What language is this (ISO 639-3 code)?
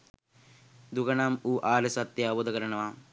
sin